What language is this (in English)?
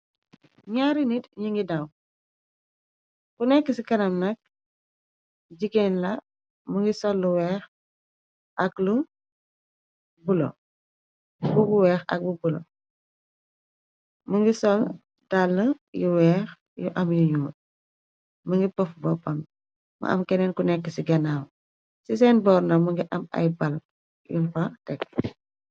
Wolof